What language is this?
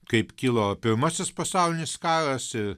Lithuanian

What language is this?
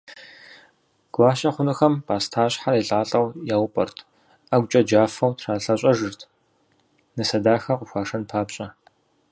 Kabardian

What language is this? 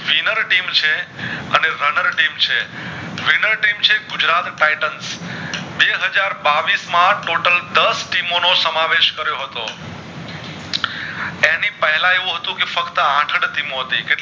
Gujarati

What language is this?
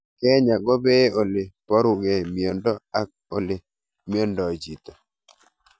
Kalenjin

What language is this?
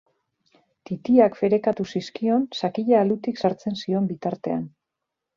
Basque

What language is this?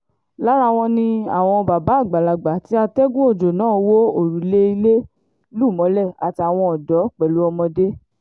Yoruba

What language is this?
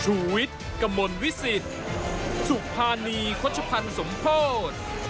Thai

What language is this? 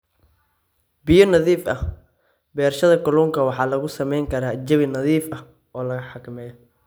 Somali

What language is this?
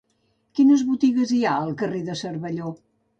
Catalan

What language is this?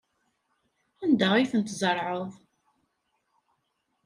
Kabyle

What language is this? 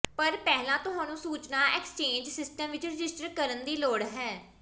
Punjabi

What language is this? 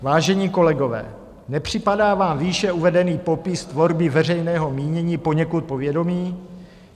Czech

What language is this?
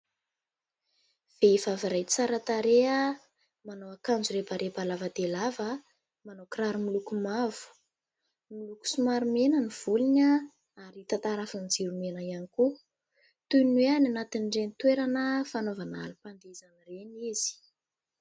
Malagasy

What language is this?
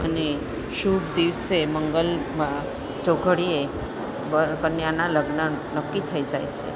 Gujarati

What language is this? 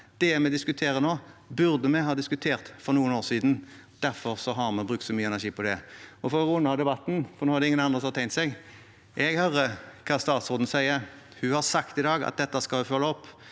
Norwegian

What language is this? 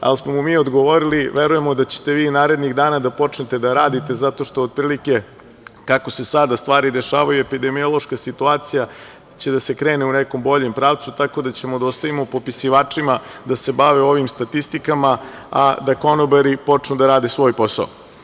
Serbian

